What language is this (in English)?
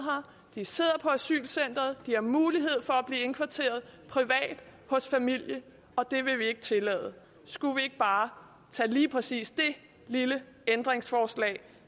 Danish